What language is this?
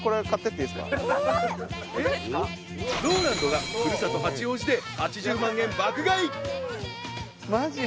Japanese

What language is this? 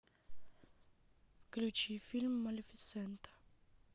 Russian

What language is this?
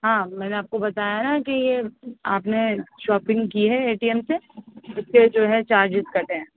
Urdu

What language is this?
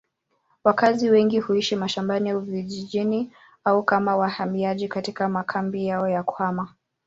Swahili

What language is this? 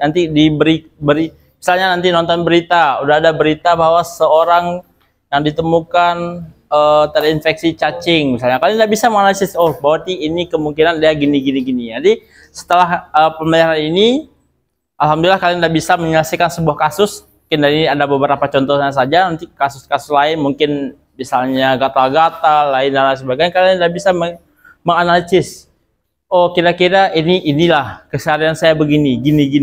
Indonesian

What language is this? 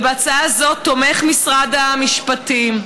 Hebrew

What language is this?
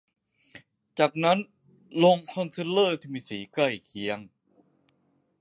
Thai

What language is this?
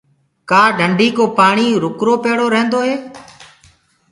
Gurgula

